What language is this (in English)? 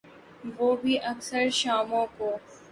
Urdu